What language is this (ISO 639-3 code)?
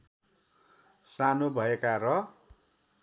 nep